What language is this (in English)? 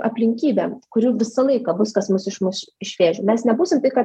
Lithuanian